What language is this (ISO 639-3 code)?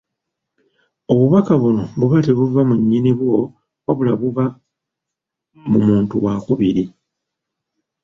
lug